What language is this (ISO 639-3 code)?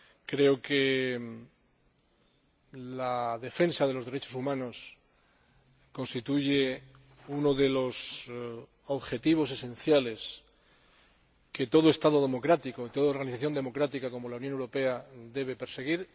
spa